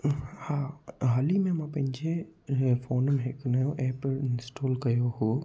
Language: Sindhi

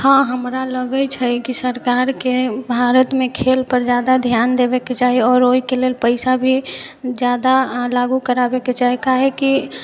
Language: Maithili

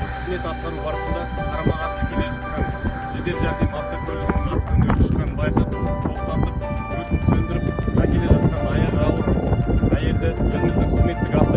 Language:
Russian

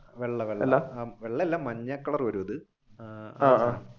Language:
Malayalam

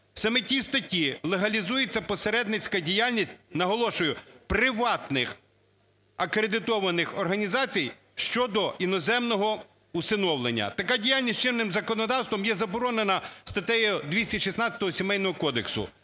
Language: Ukrainian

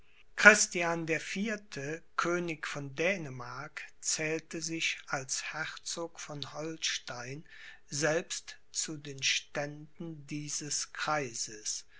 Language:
German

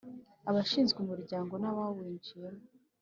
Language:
Kinyarwanda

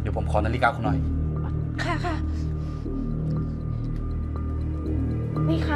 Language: Thai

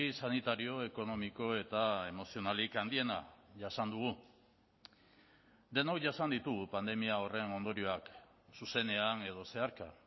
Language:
Basque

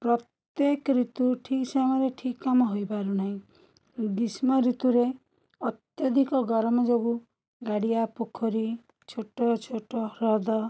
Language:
Odia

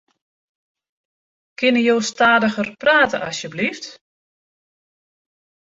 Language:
Western Frisian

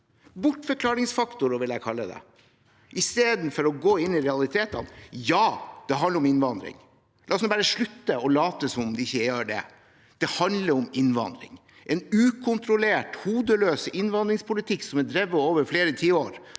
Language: Norwegian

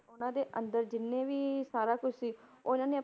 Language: Punjabi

